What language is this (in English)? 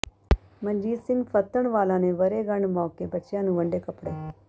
Punjabi